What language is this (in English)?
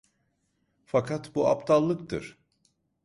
Turkish